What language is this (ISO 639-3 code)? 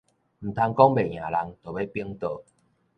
nan